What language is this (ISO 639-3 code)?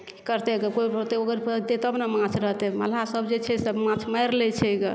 mai